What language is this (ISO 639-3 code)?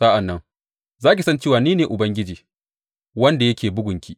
hau